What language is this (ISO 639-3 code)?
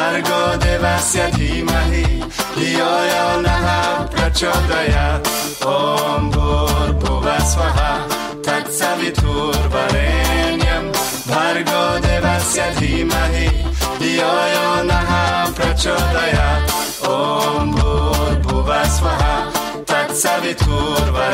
tha